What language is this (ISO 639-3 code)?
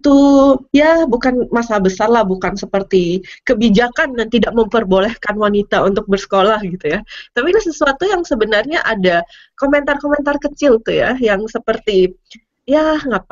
ind